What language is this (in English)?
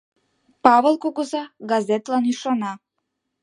Mari